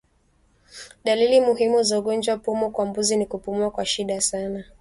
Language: Swahili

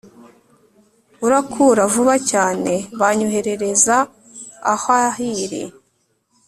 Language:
Kinyarwanda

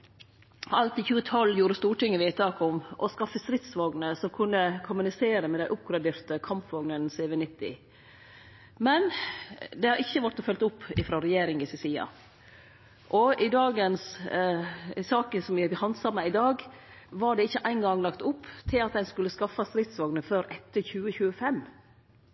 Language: Norwegian Nynorsk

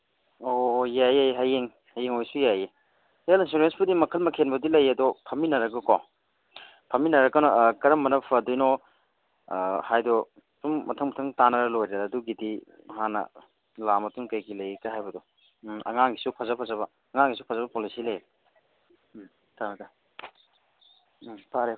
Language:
Manipuri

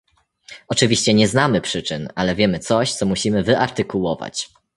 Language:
Polish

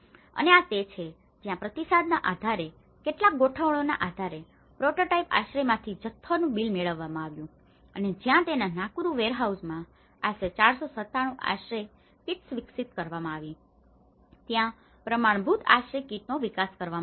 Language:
Gujarati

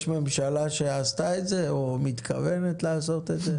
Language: Hebrew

